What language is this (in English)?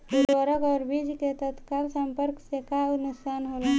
Bhojpuri